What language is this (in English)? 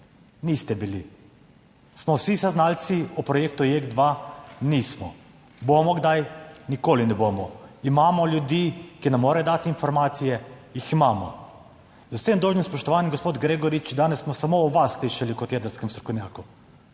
Slovenian